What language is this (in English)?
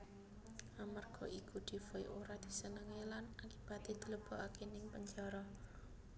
Javanese